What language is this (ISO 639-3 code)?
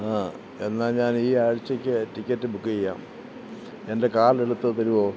mal